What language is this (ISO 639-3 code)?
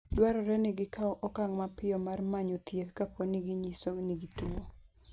luo